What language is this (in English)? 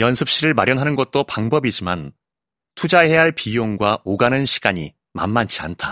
Korean